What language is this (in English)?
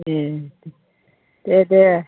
Bodo